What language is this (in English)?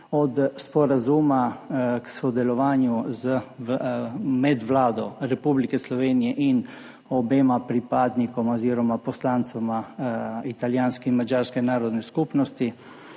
Slovenian